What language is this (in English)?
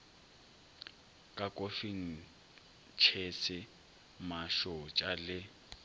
Northern Sotho